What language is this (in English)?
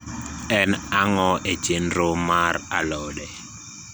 Luo (Kenya and Tanzania)